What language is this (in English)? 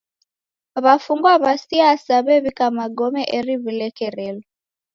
Taita